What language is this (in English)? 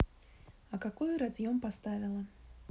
Russian